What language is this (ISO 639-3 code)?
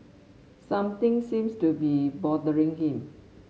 eng